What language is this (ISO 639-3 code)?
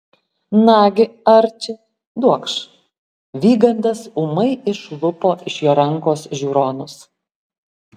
lit